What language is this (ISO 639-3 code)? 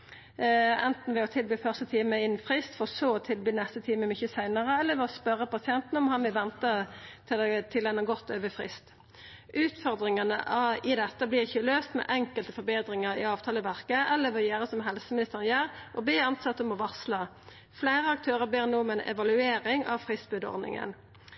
nno